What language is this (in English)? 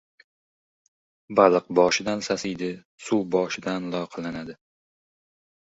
Uzbek